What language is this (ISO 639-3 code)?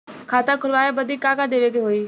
bho